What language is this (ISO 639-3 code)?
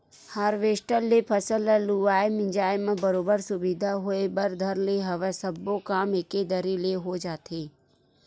hne